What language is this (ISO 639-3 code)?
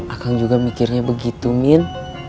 ind